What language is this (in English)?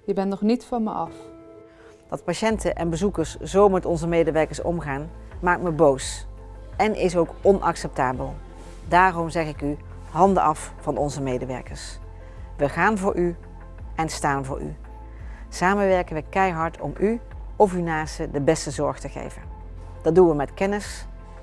Dutch